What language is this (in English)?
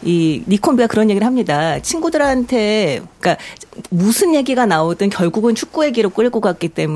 Korean